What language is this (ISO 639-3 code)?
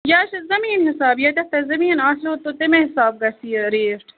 kas